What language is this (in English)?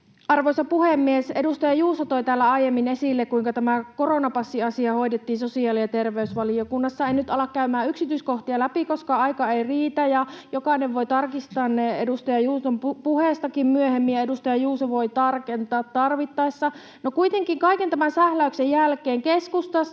Finnish